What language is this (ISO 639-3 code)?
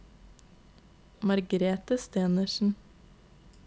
nor